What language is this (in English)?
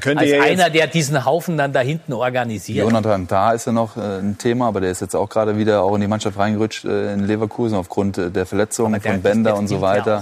German